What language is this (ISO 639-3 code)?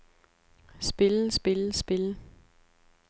dan